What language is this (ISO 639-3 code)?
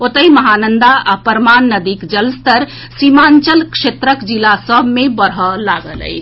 mai